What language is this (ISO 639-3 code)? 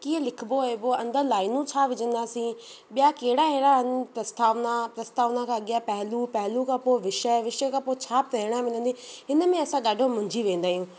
snd